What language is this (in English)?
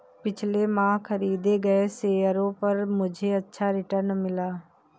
Hindi